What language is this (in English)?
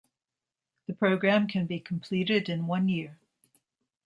English